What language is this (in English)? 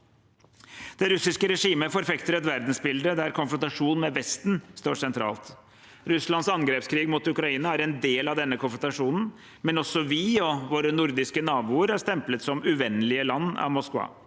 Norwegian